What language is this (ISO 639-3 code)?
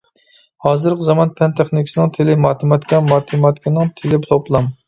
uig